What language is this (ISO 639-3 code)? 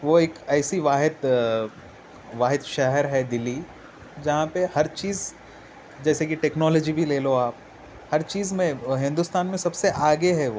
urd